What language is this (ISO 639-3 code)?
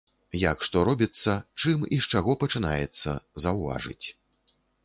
bel